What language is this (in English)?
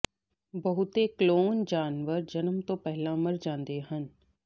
Punjabi